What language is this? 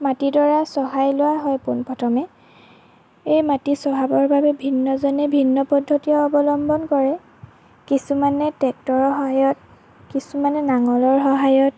Assamese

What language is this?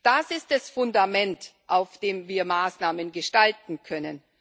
German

